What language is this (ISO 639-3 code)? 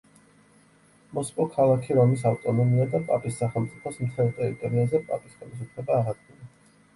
kat